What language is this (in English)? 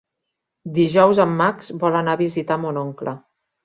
Catalan